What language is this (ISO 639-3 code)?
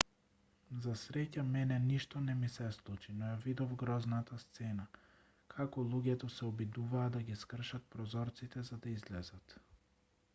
mkd